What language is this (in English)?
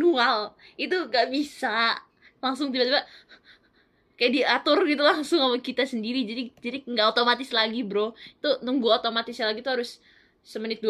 Indonesian